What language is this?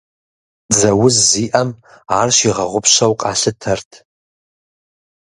Kabardian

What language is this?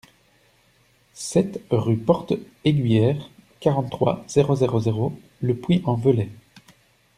French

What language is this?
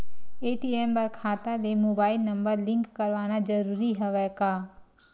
Chhattisgarhi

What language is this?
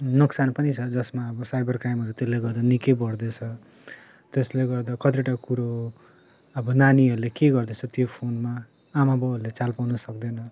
Nepali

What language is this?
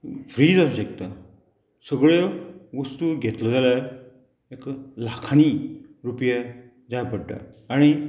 Konkani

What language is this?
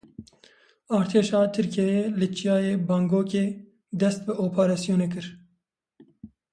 Kurdish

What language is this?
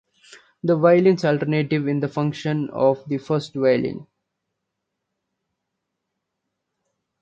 English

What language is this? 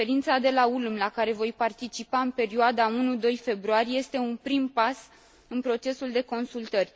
Romanian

